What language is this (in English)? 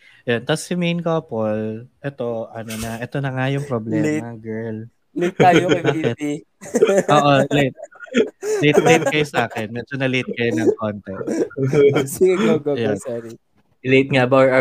Filipino